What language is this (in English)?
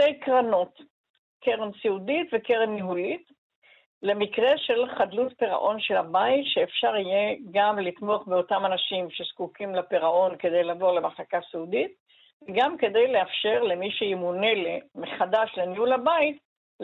Hebrew